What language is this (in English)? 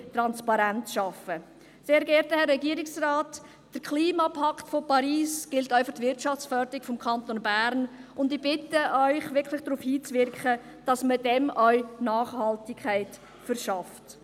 Swiss German